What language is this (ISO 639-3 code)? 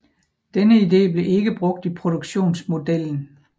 dan